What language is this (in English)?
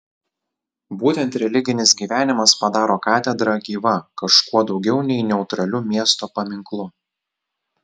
Lithuanian